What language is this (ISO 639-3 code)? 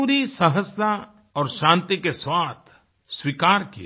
hin